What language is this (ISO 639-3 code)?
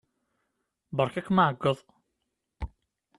kab